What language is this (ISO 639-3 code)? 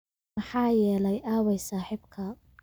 som